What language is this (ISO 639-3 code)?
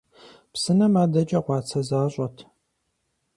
kbd